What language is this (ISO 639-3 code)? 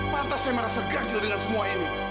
ind